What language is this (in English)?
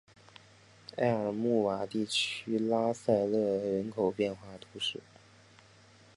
Chinese